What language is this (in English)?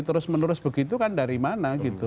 Indonesian